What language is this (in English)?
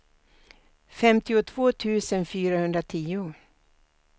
Swedish